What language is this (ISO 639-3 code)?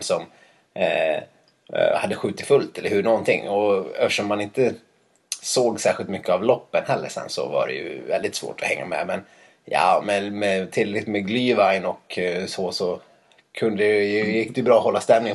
swe